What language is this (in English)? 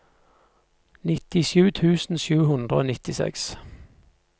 Norwegian